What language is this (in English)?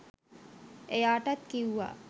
Sinhala